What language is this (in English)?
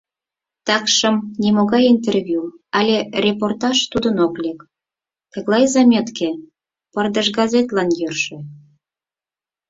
Mari